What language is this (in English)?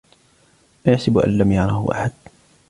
Arabic